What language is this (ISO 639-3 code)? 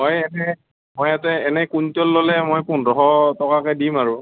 asm